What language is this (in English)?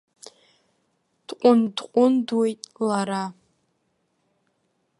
Abkhazian